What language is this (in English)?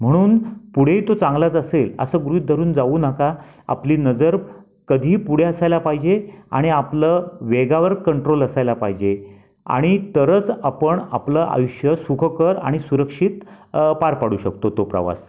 Marathi